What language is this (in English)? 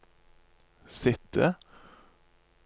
Norwegian